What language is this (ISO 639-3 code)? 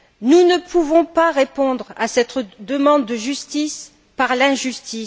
fra